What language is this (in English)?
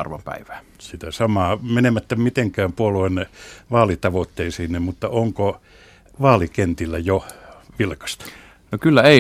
Finnish